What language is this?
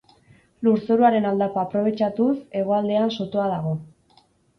Basque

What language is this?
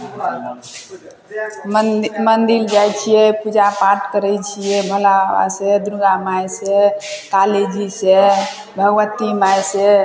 Maithili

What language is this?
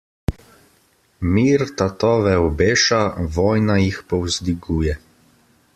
Slovenian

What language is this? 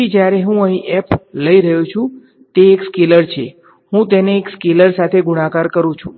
Gujarati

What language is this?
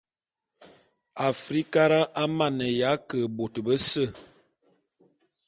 Bulu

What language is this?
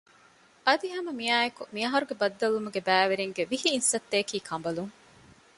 Divehi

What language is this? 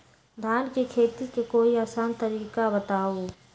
Magahi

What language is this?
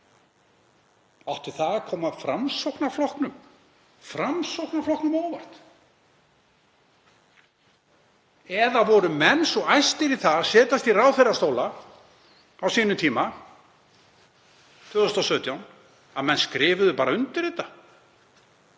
Icelandic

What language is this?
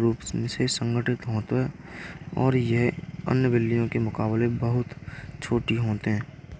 Braj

